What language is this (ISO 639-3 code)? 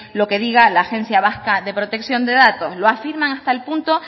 spa